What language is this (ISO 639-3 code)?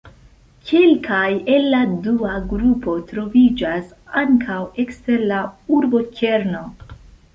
epo